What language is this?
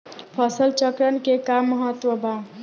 Bhojpuri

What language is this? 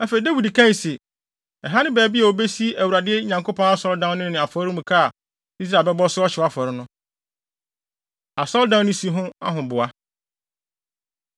Akan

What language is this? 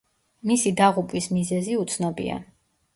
Georgian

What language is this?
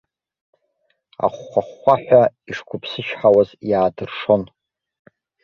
Abkhazian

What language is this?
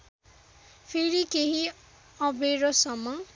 Nepali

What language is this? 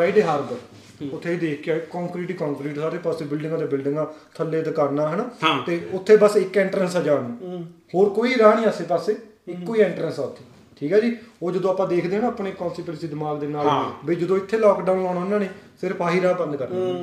Punjabi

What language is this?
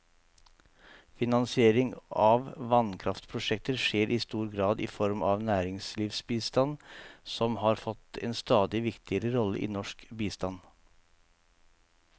Norwegian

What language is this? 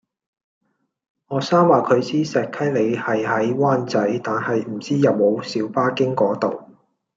Cantonese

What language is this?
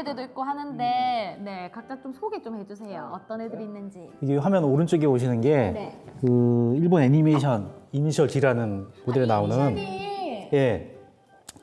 Korean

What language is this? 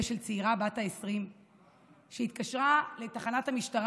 Hebrew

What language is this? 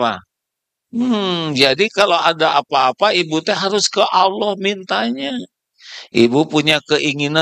Indonesian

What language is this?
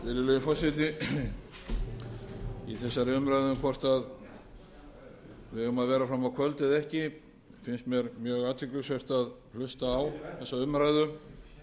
Icelandic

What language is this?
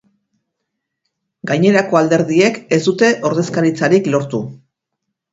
Basque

